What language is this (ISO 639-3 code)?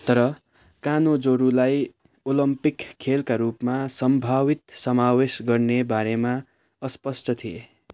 nep